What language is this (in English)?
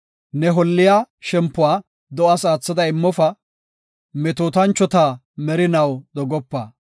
Gofa